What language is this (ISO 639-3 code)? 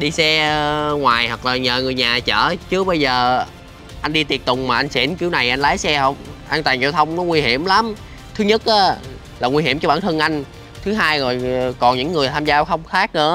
vie